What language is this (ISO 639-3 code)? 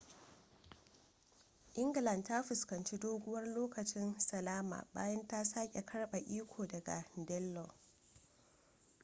hau